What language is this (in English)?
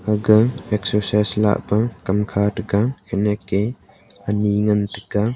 Wancho Naga